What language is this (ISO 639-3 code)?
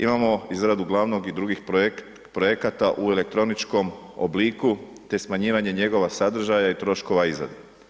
hrv